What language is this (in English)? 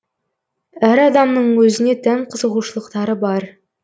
Kazakh